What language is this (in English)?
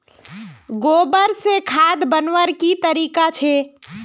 Magahi